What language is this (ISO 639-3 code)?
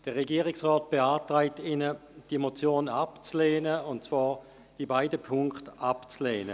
gsw